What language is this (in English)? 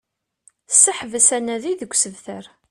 Kabyle